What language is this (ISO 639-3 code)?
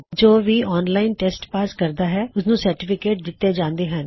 pan